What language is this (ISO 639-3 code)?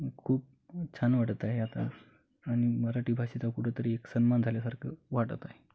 mar